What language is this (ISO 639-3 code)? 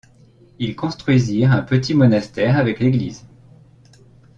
fra